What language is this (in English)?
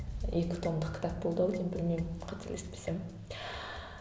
Kazakh